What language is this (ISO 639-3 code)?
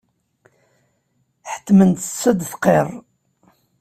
kab